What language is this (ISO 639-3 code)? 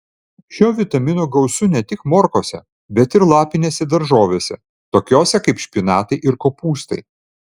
lit